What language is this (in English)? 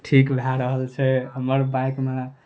Maithili